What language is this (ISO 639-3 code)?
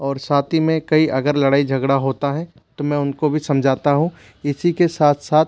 hin